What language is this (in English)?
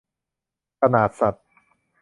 Thai